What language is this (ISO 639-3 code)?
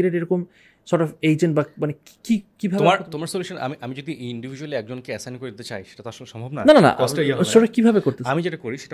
ben